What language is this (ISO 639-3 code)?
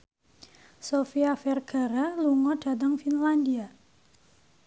jav